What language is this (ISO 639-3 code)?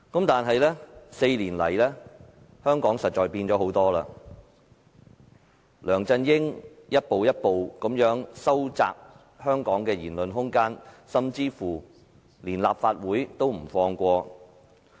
yue